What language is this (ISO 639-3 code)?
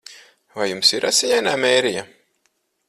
lav